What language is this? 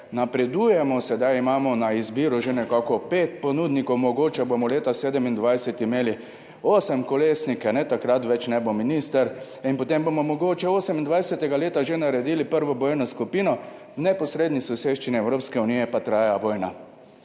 Slovenian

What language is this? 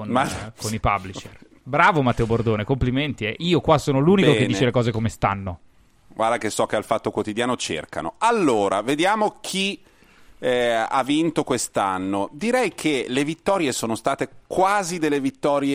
Italian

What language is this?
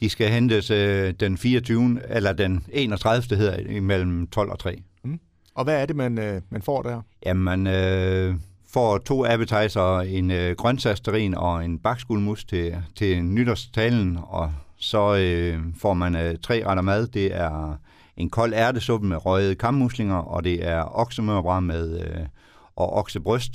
Danish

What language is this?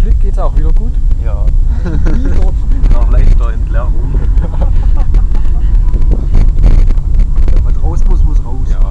German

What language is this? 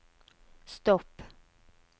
Norwegian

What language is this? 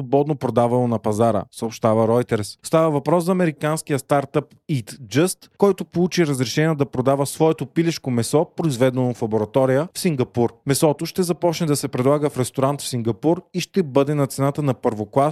Bulgarian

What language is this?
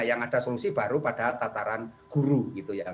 Indonesian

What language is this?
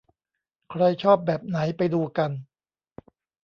Thai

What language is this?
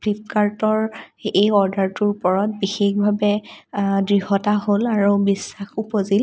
Assamese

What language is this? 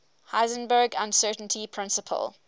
English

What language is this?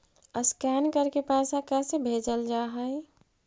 Magahi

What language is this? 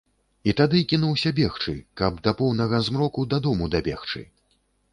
Belarusian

